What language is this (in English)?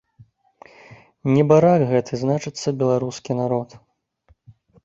Belarusian